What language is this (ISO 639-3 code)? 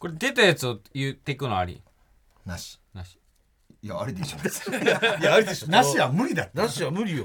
jpn